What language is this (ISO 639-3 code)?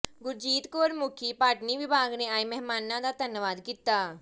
pan